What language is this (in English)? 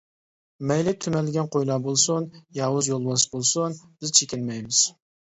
Uyghur